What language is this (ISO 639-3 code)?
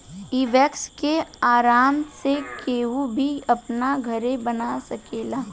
bho